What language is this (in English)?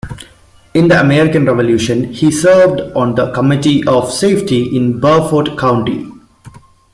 English